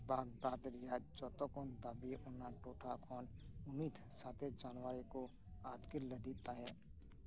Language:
Santali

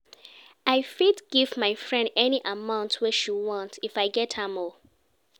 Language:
Nigerian Pidgin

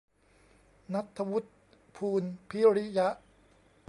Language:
Thai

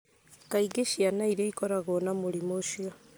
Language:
Kikuyu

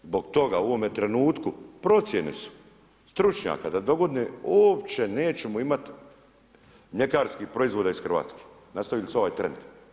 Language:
Croatian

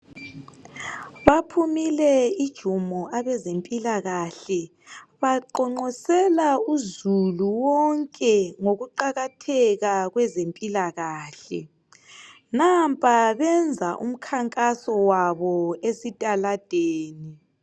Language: North Ndebele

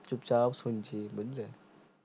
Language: Bangla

